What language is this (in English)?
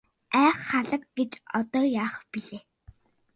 Mongolian